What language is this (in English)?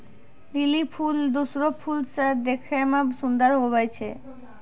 Maithili